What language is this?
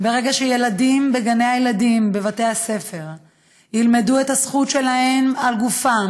Hebrew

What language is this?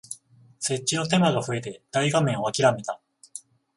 Japanese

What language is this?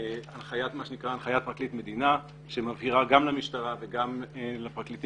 Hebrew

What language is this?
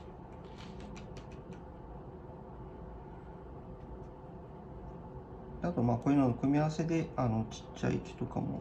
Japanese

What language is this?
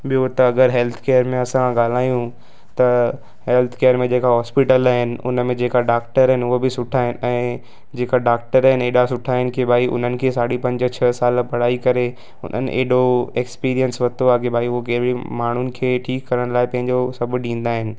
Sindhi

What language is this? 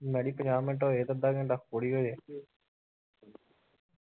Punjabi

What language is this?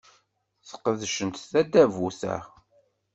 Kabyle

